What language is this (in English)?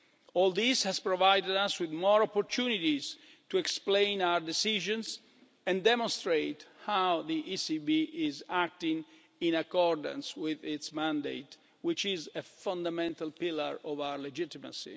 English